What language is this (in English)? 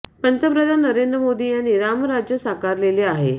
Marathi